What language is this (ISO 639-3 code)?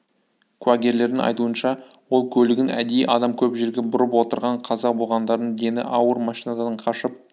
kaz